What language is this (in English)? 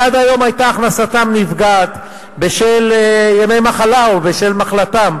Hebrew